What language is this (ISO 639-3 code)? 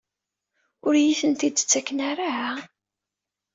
kab